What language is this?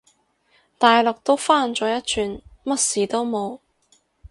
Cantonese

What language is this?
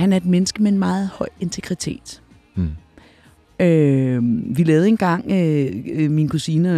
Danish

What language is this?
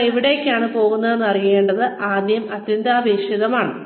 Malayalam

